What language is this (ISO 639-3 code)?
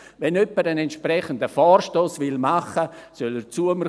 gsw